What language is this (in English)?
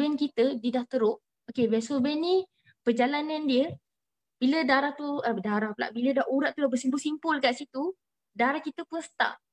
Malay